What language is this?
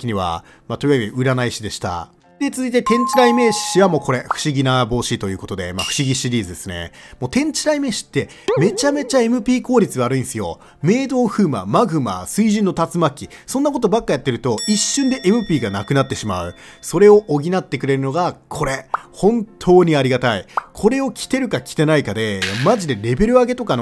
Japanese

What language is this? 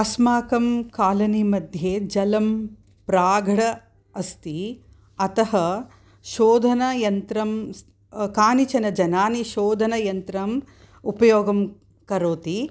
Sanskrit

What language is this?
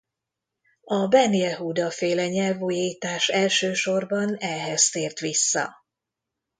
Hungarian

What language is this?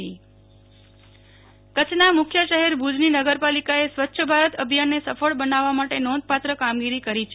Gujarati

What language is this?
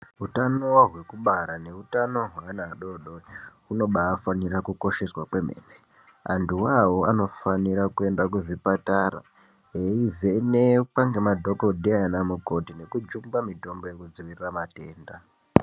Ndau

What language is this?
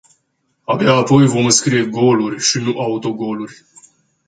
Romanian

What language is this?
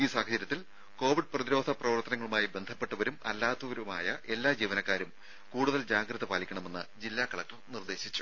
Malayalam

